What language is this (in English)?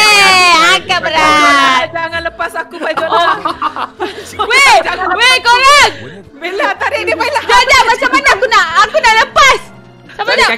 Malay